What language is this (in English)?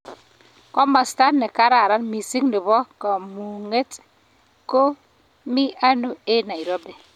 Kalenjin